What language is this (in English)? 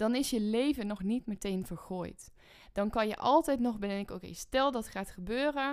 Dutch